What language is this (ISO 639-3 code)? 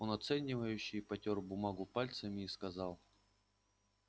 rus